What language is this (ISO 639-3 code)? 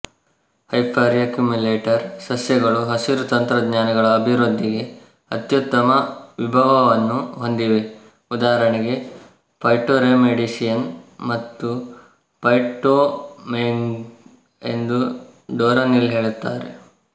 kan